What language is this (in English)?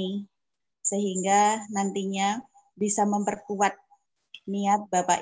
Indonesian